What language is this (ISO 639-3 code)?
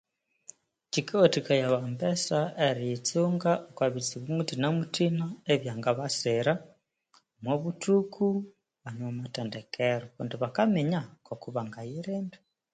koo